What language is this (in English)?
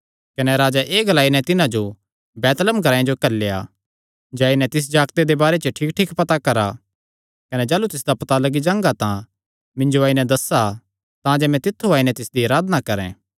Kangri